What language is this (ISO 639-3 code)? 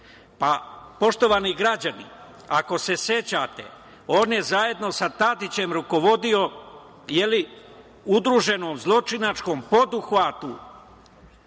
srp